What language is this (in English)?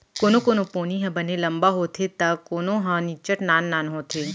Chhattisgarhi